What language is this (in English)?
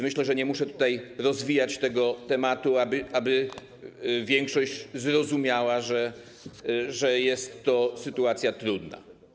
Polish